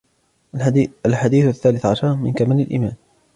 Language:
Arabic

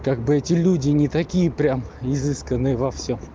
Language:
Russian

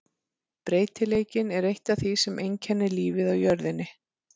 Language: Icelandic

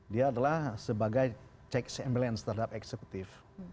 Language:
Indonesian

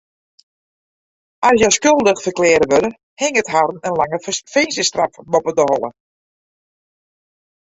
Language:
Western Frisian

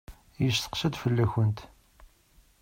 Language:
Kabyle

